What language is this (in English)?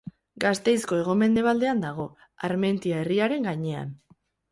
Basque